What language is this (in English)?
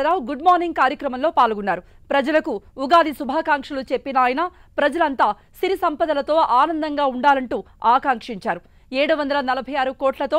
Telugu